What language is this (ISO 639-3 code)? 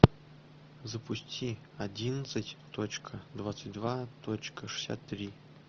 rus